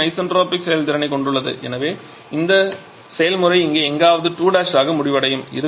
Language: Tamil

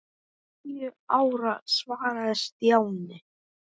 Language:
Icelandic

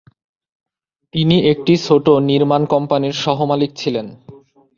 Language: Bangla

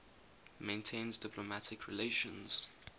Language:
English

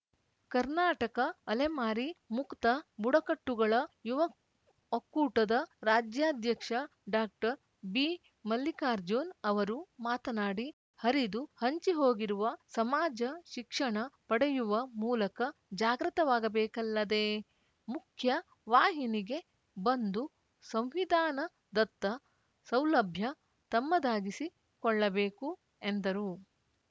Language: Kannada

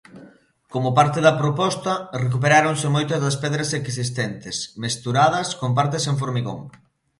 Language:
Galician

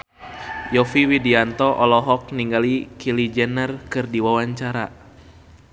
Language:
Sundanese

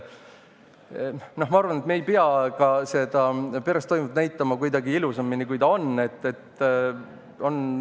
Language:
Estonian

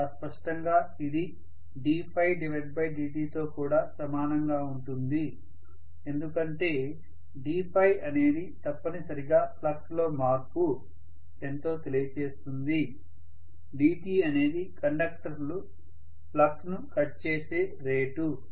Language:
Telugu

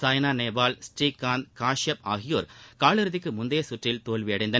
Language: Tamil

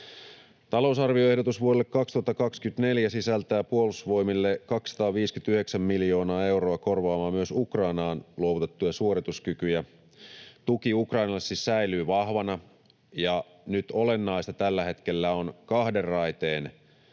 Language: Finnish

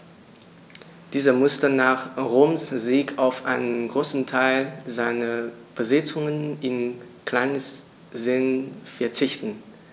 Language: German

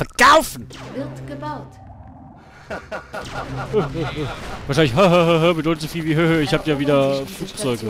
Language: German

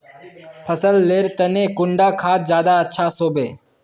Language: Magahi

